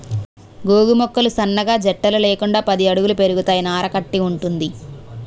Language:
Telugu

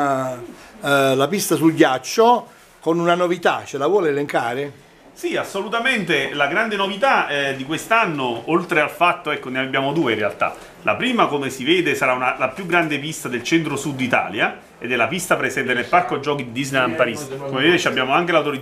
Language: Italian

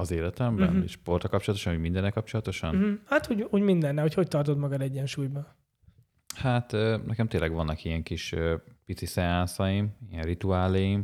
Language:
Hungarian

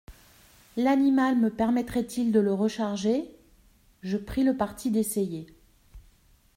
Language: French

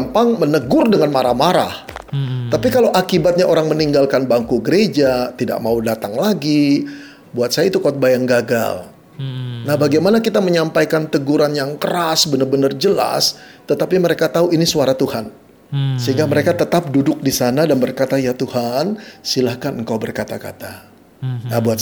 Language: Indonesian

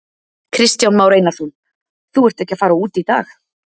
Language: Icelandic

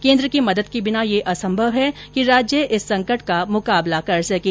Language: Hindi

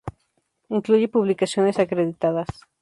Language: Spanish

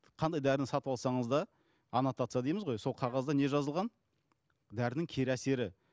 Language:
Kazakh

